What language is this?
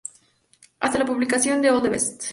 Spanish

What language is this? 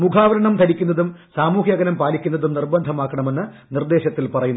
Malayalam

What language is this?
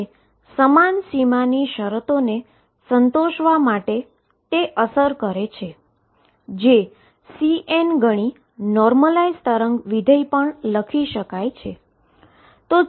Gujarati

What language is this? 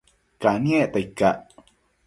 Matsés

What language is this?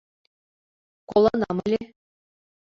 Mari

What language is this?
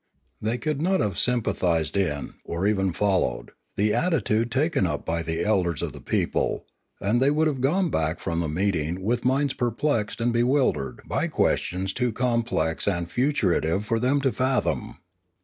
English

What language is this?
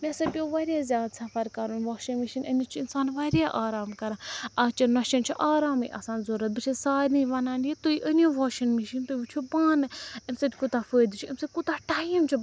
Kashmiri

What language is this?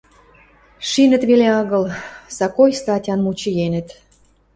Western Mari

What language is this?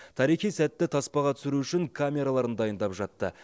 Kazakh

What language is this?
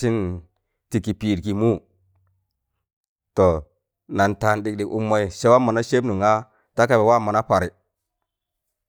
Tangale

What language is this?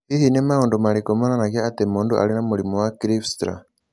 Kikuyu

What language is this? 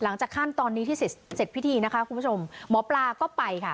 Thai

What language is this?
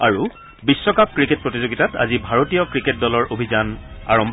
Assamese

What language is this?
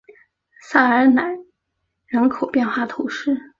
Chinese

